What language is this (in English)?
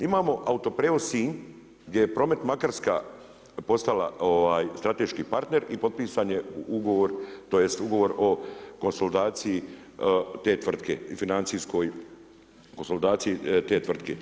Croatian